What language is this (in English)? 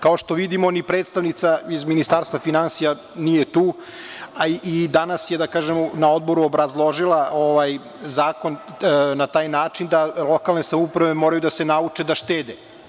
Serbian